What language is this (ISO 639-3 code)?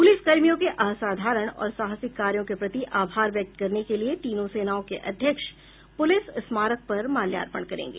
hin